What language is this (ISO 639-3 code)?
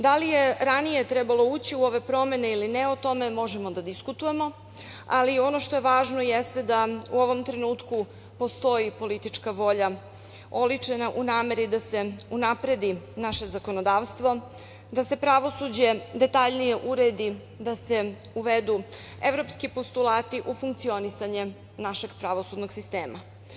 srp